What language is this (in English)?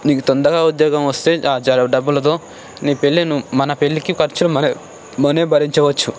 Telugu